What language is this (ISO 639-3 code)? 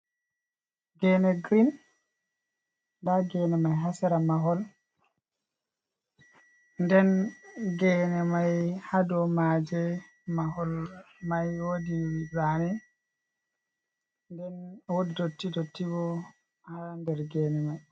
ful